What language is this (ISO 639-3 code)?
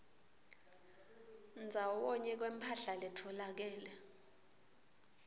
ssw